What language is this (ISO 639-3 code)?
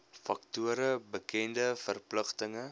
afr